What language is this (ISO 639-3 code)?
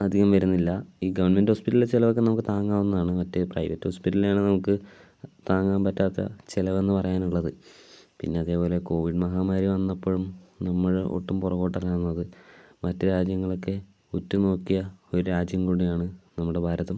mal